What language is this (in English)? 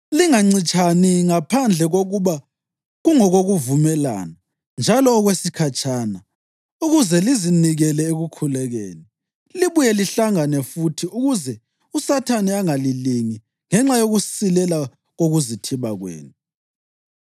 North Ndebele